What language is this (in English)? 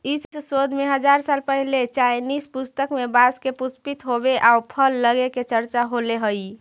Magahi